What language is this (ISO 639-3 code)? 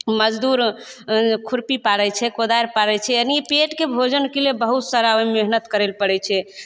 mai